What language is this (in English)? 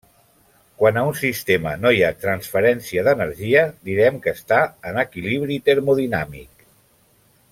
Catalan